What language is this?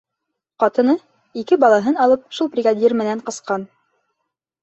Bashkir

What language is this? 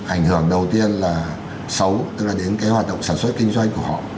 Vietnamese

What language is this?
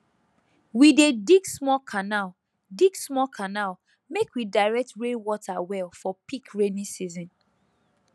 Nigerian Pidgin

